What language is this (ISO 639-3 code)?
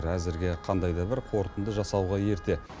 kaz